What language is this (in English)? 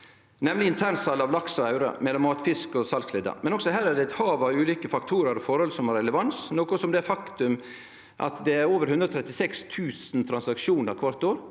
Norwegian